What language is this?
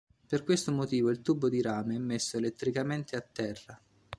Italian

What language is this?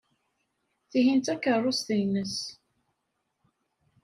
Kabyle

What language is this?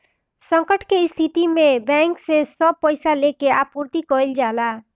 Bhojpuri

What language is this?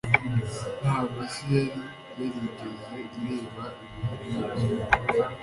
Kinyarwanda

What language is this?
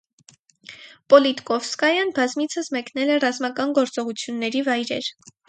Armenian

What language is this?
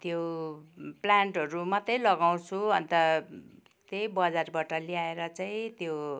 Nepali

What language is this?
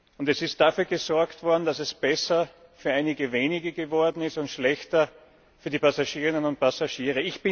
German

